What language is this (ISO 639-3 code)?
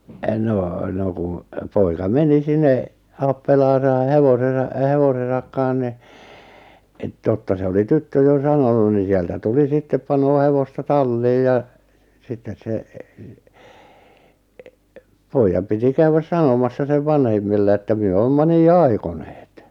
fin